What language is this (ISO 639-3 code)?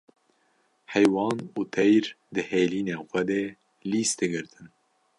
kur